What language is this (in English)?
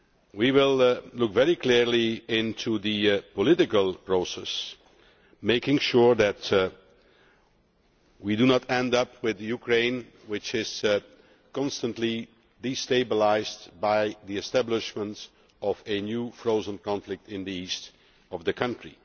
English